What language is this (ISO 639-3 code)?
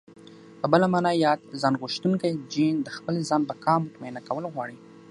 pus